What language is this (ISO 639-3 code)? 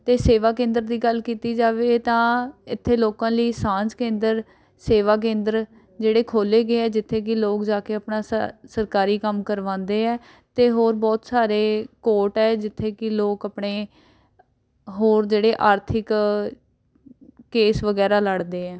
pan